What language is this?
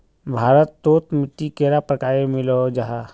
Magahi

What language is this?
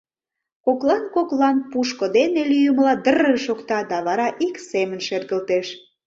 Mari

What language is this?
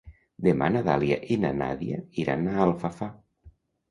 Catalan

